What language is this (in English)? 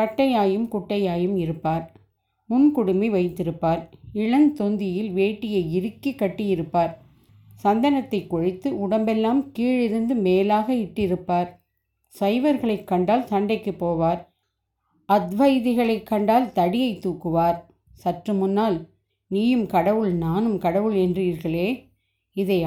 Tamil